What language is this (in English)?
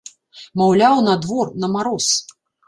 Belarusian